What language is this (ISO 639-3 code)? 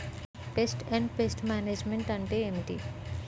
tel